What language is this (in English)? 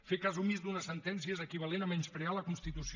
Catalan